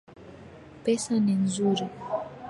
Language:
Swahili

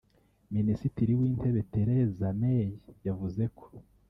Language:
Kinyarwanda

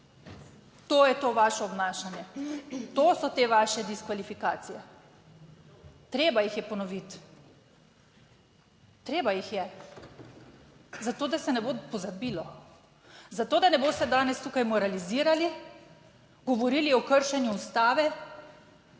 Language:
Slovenian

